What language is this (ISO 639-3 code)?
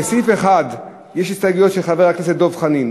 heb